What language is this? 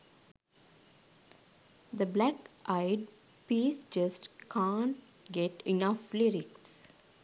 Sinhala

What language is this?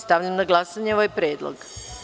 Serbian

